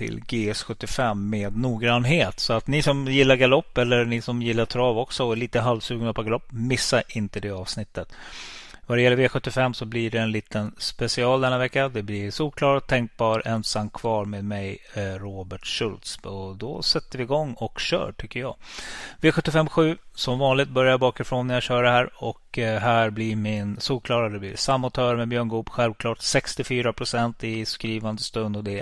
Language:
Swedish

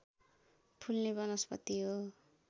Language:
Nepali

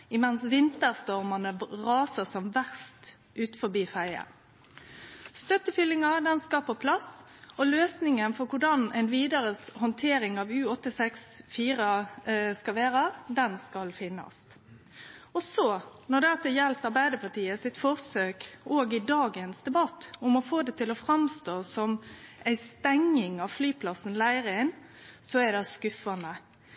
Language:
Norwegian Nynorsk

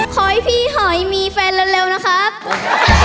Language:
Thai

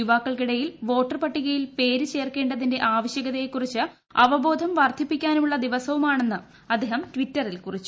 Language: Malayalam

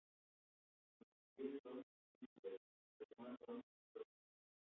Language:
Spanish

